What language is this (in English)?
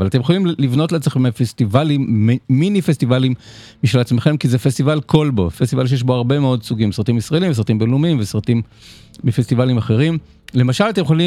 Hebrew